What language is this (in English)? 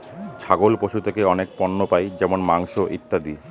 Bangla